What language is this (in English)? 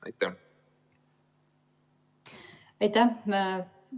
Estonian